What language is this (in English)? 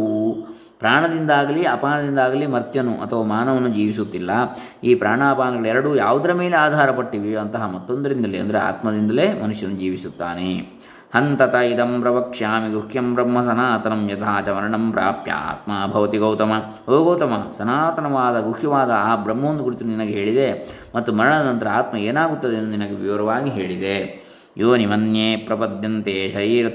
Kannada